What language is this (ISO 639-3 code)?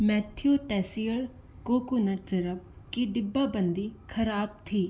hin